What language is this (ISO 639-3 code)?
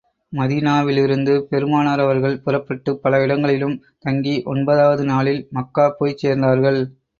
tam